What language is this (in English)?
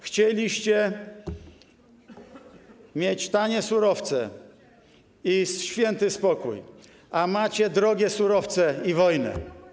Polish